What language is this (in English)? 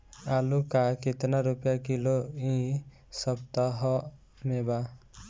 Bhojpuri